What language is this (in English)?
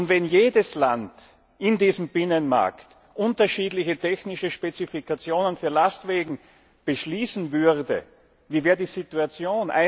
German